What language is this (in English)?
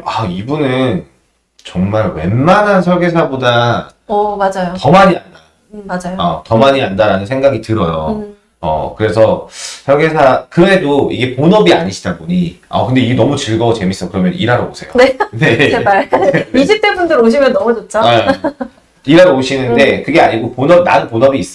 Korean